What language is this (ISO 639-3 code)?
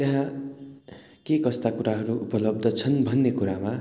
nep